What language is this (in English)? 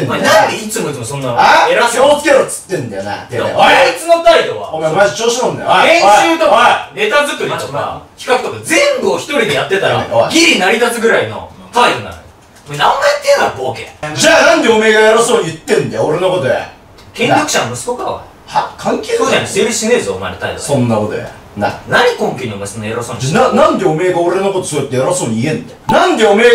Japanese